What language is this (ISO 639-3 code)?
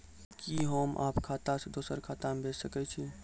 mai